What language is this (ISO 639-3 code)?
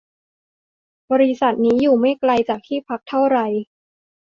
tha